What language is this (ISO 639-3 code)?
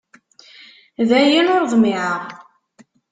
kab